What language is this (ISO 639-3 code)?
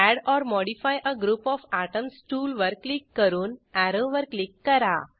mar